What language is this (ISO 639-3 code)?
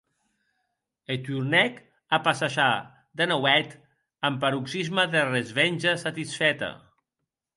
oci